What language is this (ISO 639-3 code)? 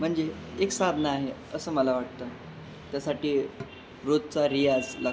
mar